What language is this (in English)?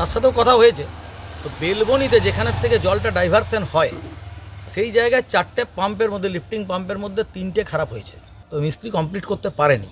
Romanian